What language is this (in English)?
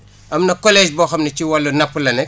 Wolof